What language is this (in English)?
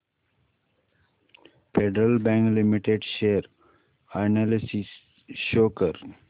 Marathi